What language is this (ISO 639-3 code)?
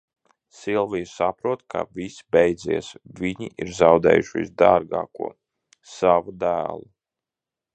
lav